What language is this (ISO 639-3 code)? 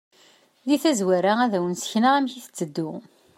kab